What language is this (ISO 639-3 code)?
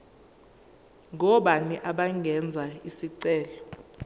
zul